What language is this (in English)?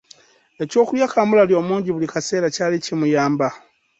Ganda